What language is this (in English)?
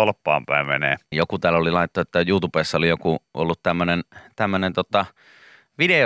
Finnish